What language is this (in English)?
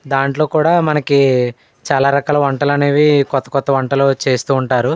Telugu